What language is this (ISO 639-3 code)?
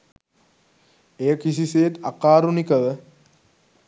sin